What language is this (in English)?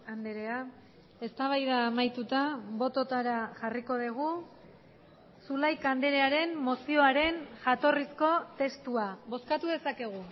Basque